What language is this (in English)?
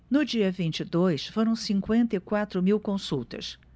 Portuguese